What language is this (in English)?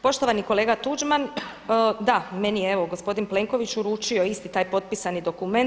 Croatian